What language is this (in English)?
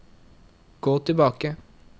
Norwegian